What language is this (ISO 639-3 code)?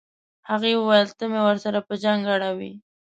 pus